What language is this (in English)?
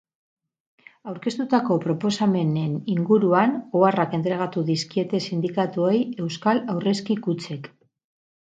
Basque